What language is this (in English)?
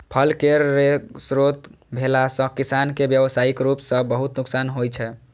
Maithili